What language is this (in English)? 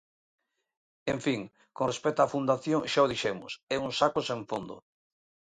Galician